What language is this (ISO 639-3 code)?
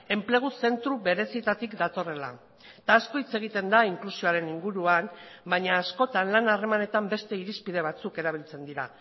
eus